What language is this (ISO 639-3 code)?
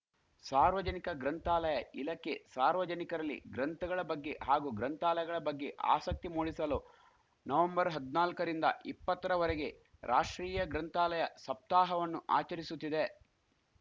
kan